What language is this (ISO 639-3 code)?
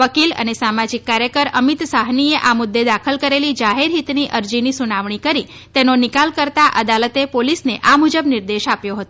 guj